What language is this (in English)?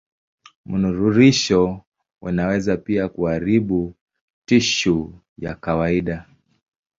Swahili